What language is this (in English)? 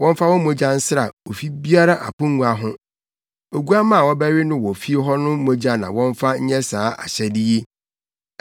Akan